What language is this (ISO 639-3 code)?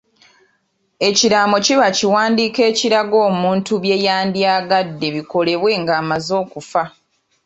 lug